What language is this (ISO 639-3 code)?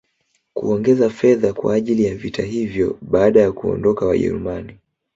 swa